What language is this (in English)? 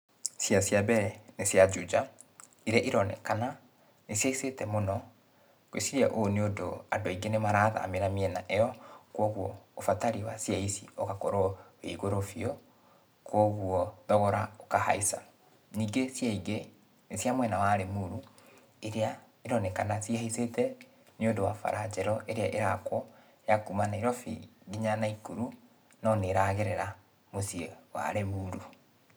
Kikuyu